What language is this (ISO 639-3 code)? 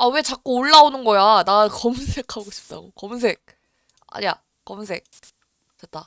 kor